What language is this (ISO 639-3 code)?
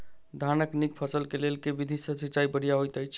mai